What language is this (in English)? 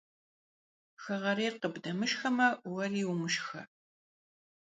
Kabardian